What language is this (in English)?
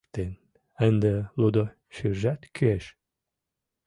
Mari